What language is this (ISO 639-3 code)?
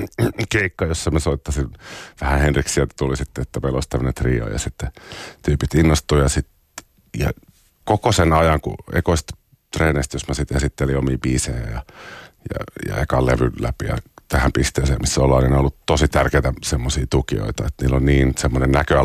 fin